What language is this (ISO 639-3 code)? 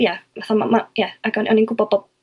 cym